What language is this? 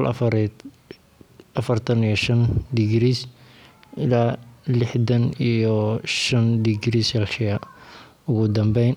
Somali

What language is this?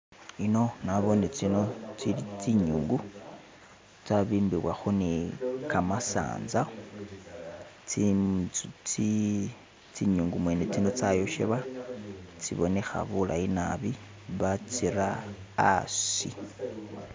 Masaaba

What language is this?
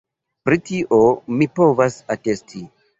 Esperanto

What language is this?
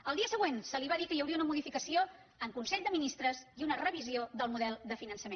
Catalan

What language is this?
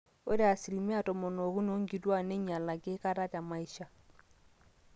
Masai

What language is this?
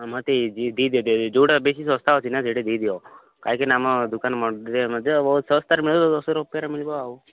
Odia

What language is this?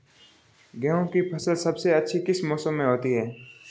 Hindi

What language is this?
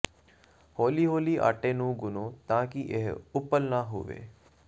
Punjabi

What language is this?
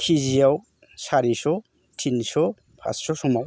Bodo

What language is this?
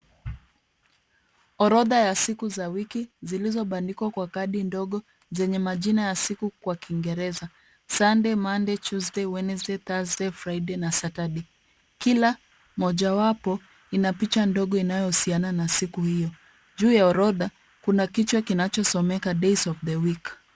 Swahili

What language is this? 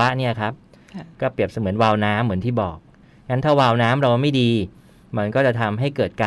Thai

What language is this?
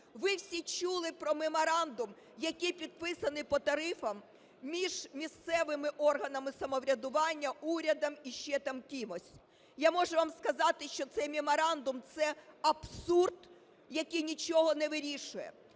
Ukrainian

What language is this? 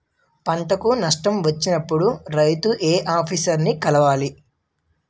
Telugu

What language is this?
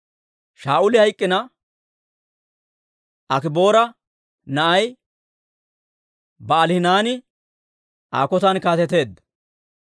Dawro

